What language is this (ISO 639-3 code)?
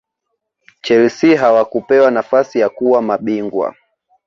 swa